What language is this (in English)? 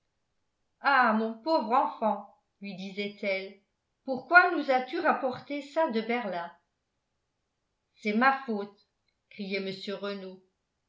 French